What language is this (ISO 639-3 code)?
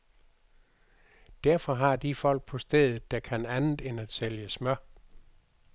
dan